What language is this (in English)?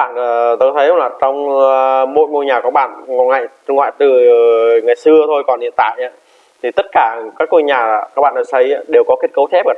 Vietnamese